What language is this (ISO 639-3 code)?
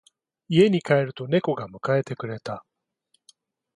jpn